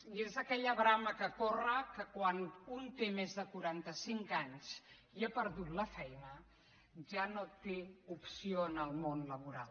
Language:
Catalan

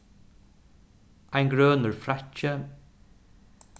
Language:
Faroese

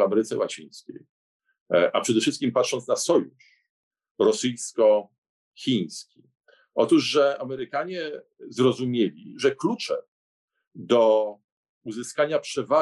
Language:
Polish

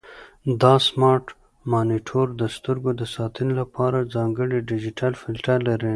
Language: Pashto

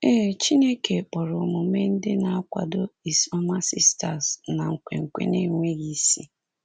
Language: Igbo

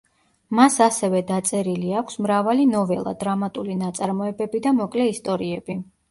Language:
Georgian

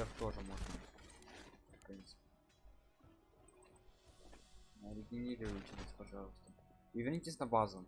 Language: Russian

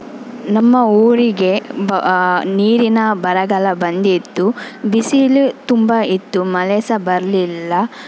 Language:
Kannada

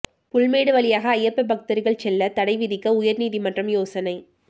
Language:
Tamil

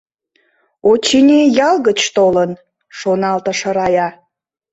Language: Mari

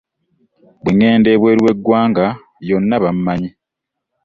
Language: Ganda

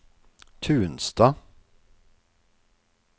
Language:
Norwegian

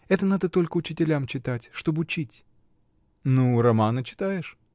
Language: Russian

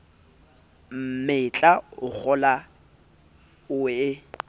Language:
Southern Sotho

